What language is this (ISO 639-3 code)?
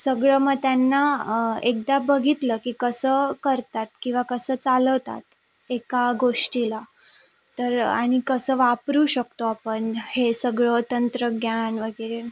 mar